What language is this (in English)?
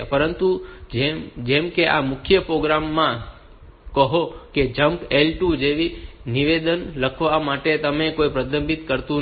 Gujarati